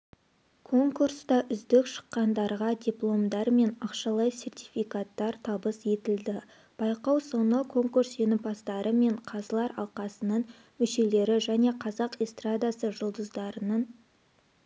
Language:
Kazakh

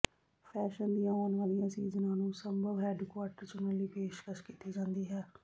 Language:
Punjabi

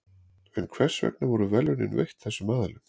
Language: Icelandic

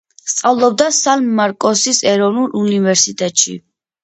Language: Georgian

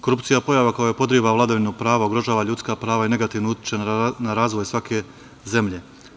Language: Serbian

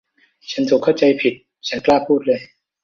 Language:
Thai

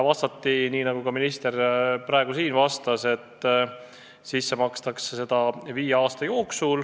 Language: Estonian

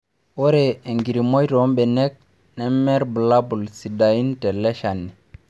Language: Masai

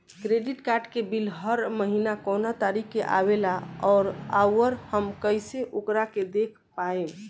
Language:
Bhojpuri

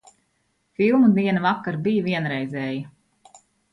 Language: Latvian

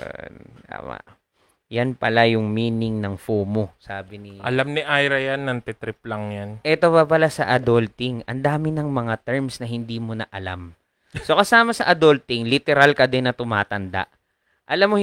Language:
Filipino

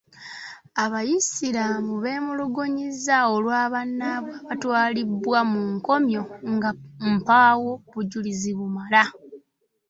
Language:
Ganda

